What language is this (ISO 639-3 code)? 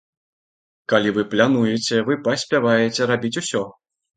bel